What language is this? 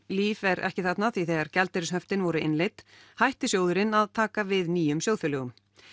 Icelandic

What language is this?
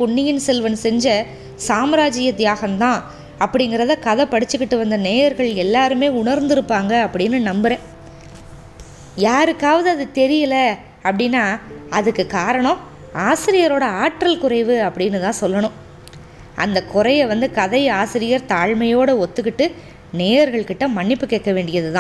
Tamil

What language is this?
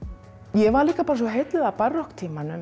Icelandic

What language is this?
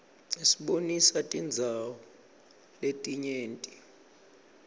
Swati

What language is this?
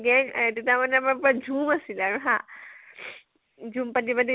Assamese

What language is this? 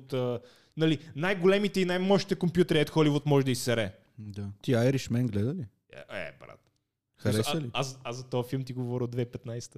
Bulgarian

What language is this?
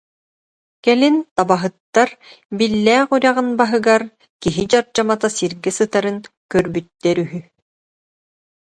Yakut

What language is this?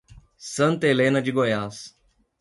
Portuguese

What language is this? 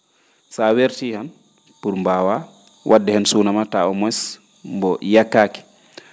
Fula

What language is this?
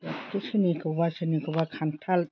Bodo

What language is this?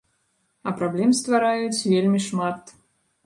Belarusian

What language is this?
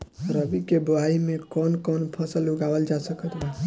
Bhojpuri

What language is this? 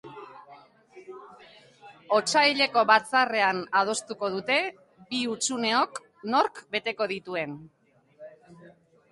Basque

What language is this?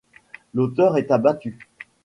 French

